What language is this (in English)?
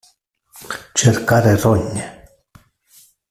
Italian